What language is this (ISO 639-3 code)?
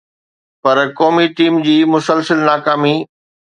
snd